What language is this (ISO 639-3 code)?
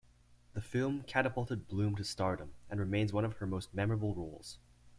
eng